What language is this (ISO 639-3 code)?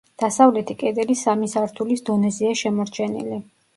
kat